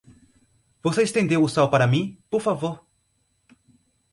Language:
Portuguese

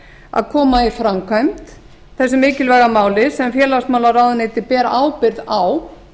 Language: Icelandic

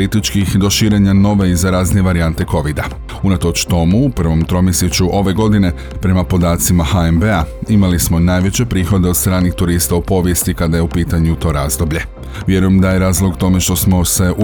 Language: Croatian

